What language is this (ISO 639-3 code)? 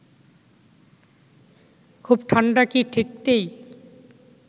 ben